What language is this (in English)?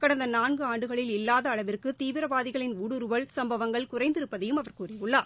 Tamil